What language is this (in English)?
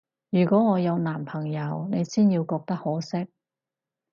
Cantonese